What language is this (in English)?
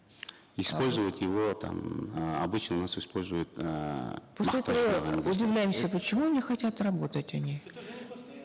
Kazakh